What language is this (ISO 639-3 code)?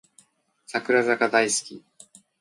jpn